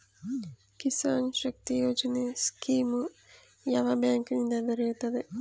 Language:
Kannada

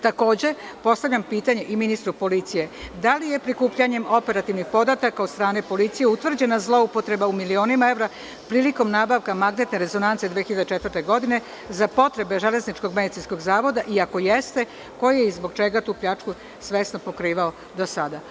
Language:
Serbian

